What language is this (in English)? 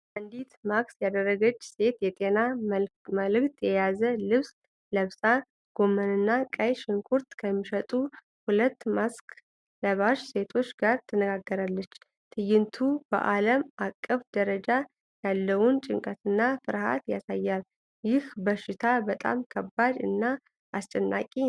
Amharic